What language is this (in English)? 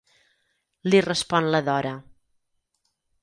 Catalan